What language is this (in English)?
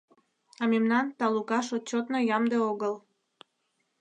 Mari